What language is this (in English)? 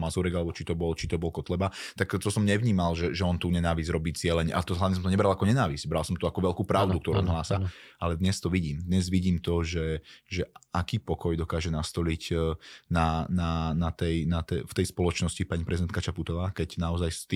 Slovak